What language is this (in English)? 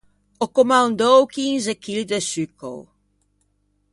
Ligurian